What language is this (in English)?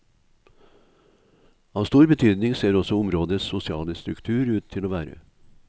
Norwegian